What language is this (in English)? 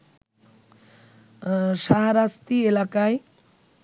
Bangla